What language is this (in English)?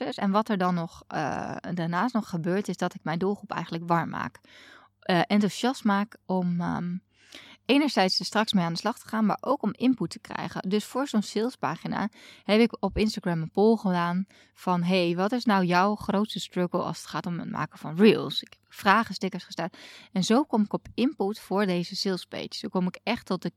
Dutch